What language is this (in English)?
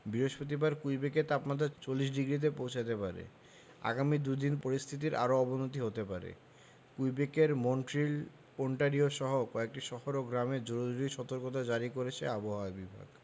Bangla